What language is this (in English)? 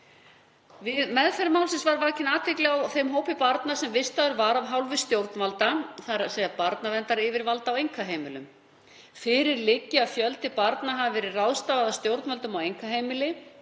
Icelandic